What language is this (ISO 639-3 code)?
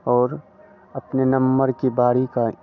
hin